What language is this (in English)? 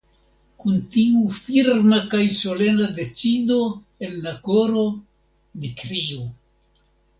Esperanto